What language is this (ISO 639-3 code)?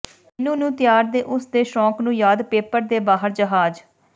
pan